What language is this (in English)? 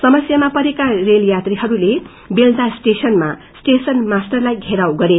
Nepali